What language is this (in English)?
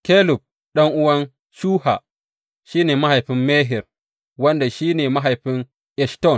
Hausa